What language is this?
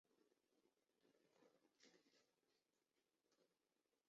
Chinese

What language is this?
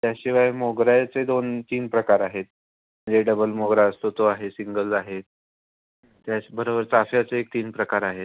Marathi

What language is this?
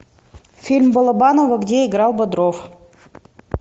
Russian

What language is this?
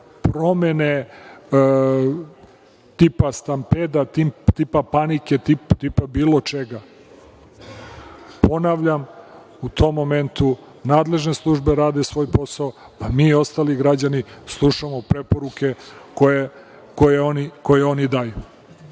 Serbian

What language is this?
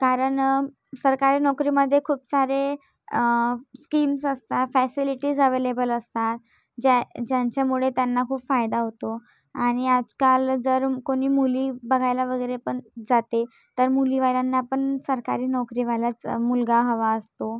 Marathi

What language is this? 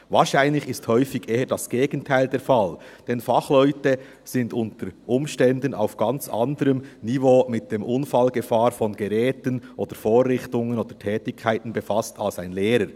Swiss German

